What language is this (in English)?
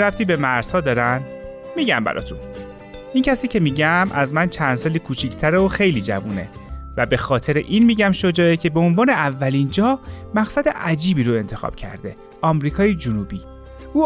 Persian